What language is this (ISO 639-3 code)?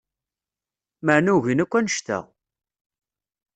kab